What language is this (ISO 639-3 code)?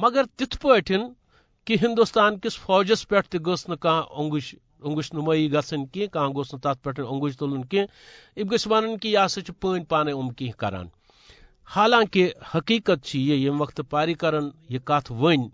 urd